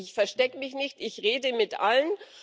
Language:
German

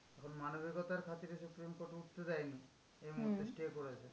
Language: Bangla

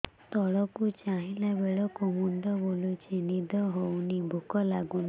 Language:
Odia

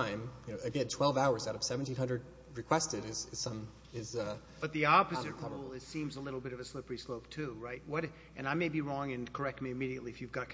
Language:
English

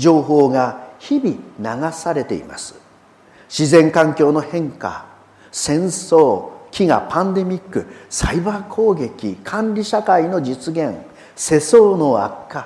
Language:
Japanese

